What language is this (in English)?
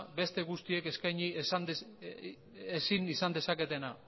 Basque